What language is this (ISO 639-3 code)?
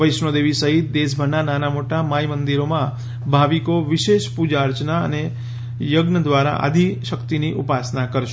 guj